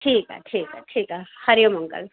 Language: Sindhi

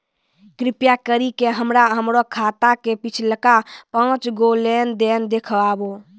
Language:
Maithili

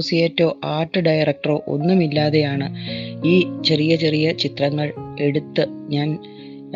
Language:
Malayalam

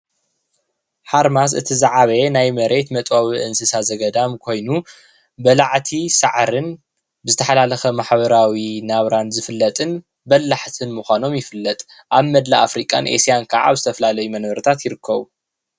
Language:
Tigrinya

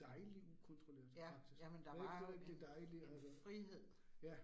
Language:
Danish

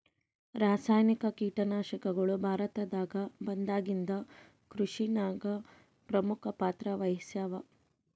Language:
Kannada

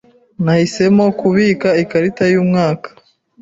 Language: Kinyarwanda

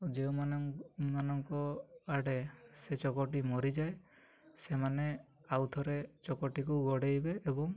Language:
Odia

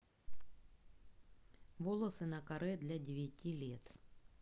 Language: Russian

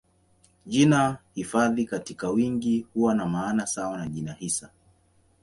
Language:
Swahili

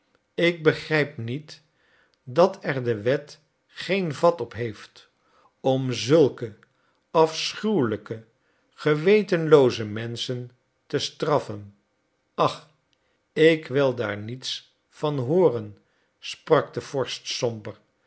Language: Dutch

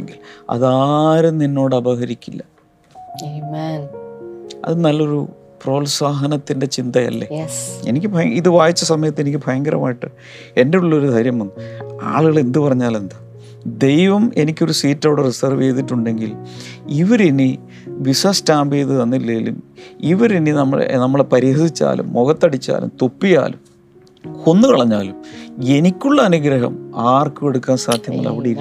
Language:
Malayalam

